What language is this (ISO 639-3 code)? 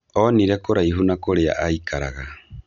kik